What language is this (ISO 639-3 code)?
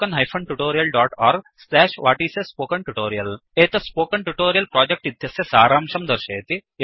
san